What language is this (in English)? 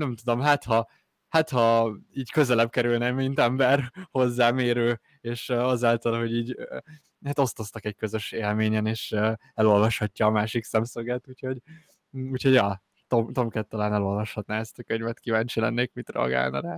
Hungarian